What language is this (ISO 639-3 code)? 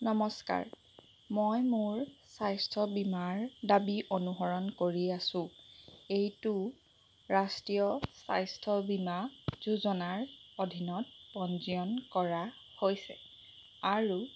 asm